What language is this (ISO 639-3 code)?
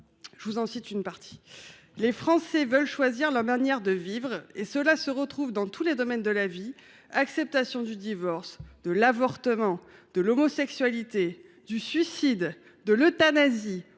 fra